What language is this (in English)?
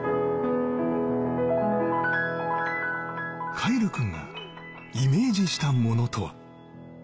Japanese